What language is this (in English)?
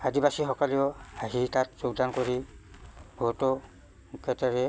Assamese